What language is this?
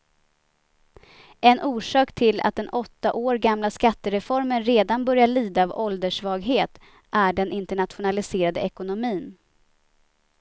Swedish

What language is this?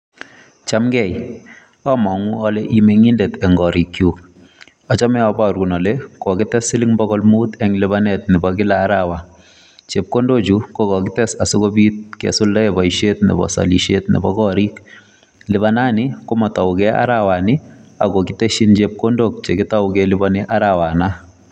Kalenjin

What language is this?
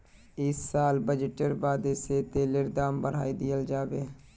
Magahi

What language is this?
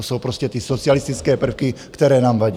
Czech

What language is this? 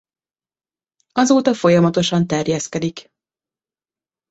Hungarian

